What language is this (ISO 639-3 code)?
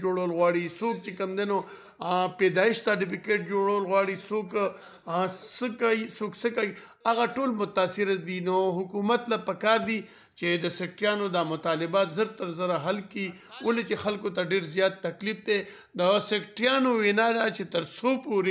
ron